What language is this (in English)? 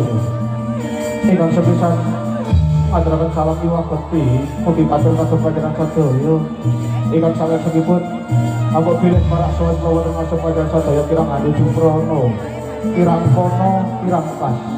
Indonesian